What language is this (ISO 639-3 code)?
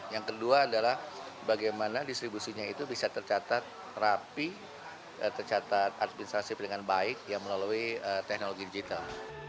ind